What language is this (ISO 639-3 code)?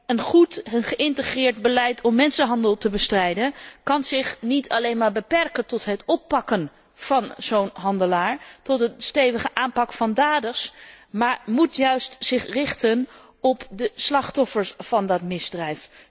nld